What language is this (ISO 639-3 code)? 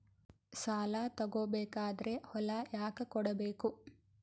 kan